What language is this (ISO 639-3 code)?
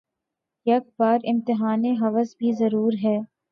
urd